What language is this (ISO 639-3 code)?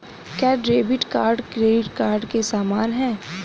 hin